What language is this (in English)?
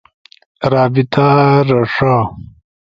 Ushojo